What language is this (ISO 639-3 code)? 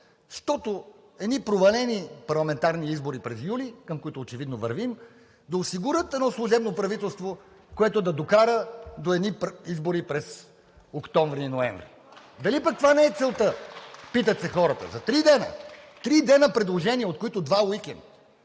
bul